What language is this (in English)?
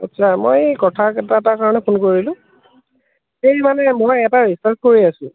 Assamese